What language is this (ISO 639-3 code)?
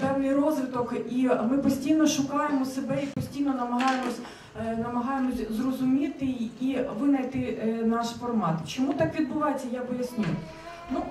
ukr